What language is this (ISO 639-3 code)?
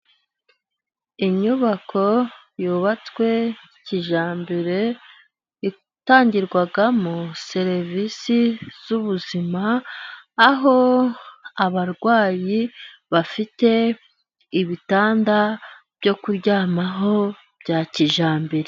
kin